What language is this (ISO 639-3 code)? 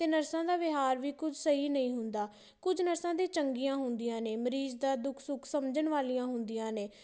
pan